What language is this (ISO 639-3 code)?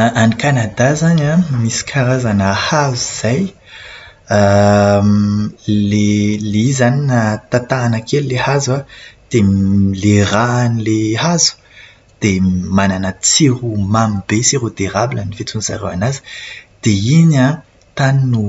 mlg